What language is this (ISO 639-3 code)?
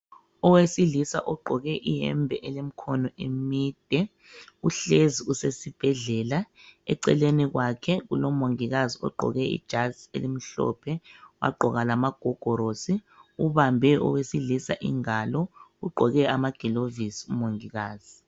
nde